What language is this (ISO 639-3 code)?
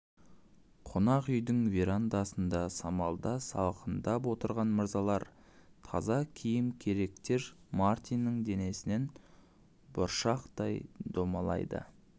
kaz